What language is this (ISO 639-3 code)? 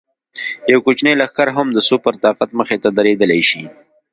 pus